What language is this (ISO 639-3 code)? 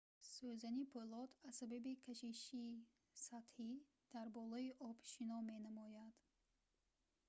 tgk